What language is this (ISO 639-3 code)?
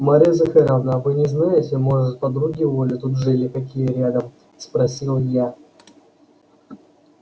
rus